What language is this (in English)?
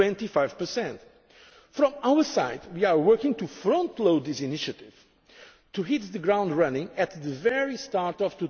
English